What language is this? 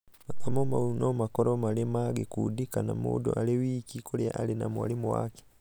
Kikuyu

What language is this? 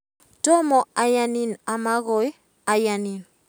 Kalenjin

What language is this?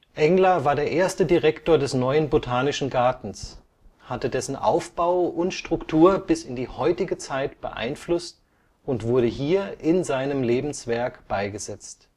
German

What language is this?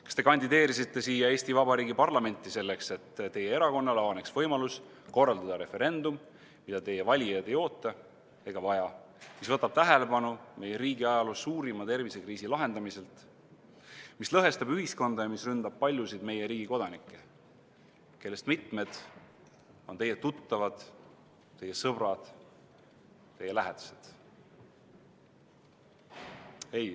Estonian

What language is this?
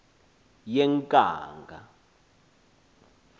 Xhosa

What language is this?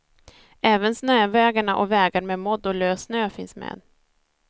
Swedish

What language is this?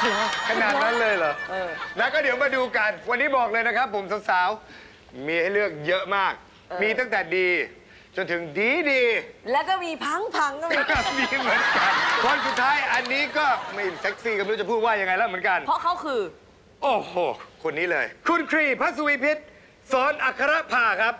Thai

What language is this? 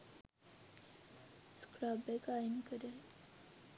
Sinhala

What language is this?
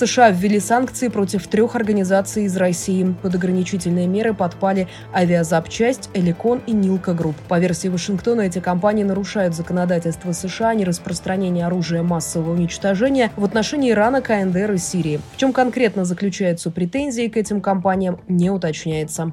Russian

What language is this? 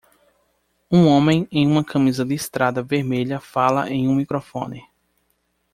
Portuguese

